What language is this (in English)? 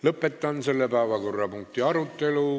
Estonian